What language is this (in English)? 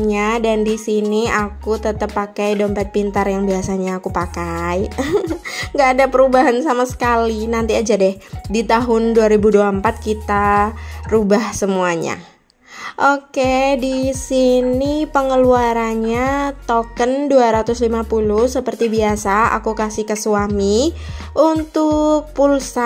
Indonesian